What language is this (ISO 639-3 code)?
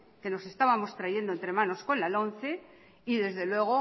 spa